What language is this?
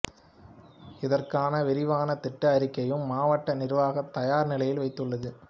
Tamil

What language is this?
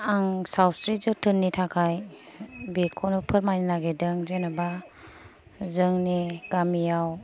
Bodo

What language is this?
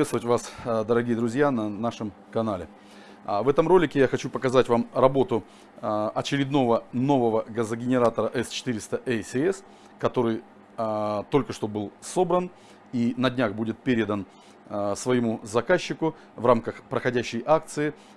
Russian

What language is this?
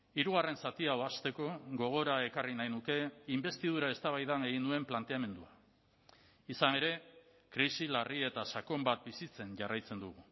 Basque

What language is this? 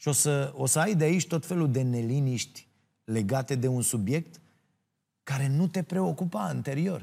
Romanian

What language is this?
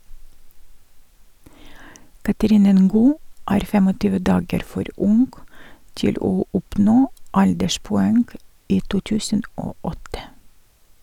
Norwegian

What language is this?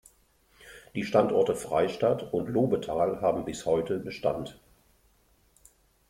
German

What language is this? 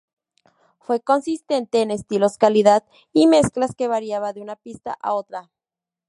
Spanish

